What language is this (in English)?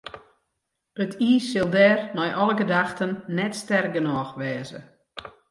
Western Frisian